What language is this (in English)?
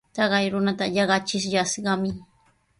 Sihuas Ancash Quechua